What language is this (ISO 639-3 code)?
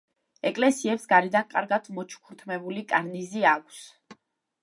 kat